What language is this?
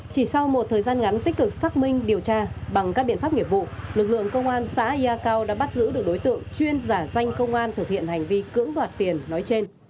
Vietnamese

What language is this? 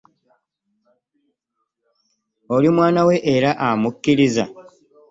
Ganda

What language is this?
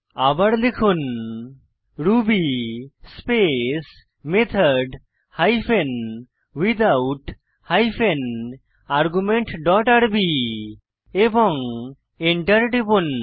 Bangla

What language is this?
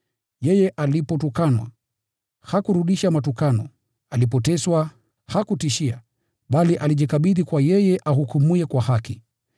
Swahili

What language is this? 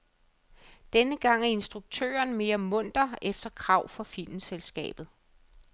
Danish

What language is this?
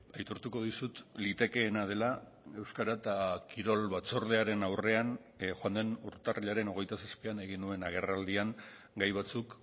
Basque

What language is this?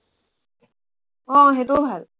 Assamese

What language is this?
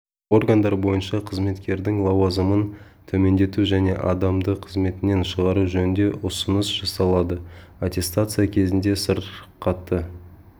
Kazakh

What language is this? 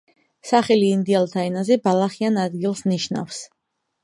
Georgian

